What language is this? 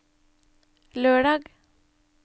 Norwegian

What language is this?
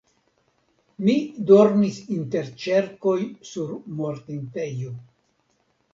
Esperanto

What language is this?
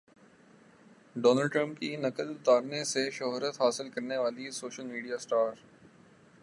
Urdu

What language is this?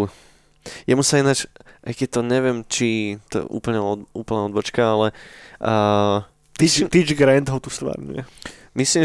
Slovak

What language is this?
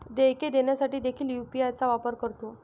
Marathi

